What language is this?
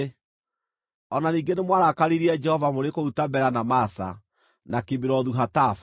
Kikuyu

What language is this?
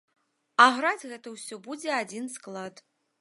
Belarusian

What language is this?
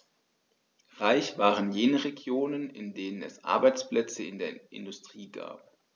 German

